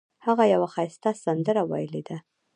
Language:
Pashto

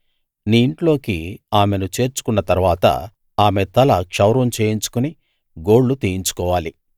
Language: Telugu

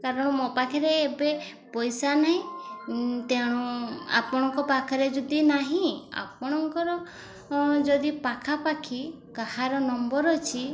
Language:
Odia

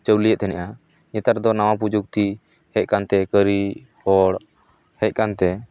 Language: Santali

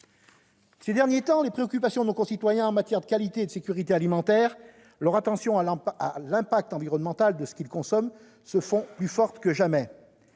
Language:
French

